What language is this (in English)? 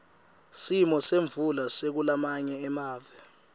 Swati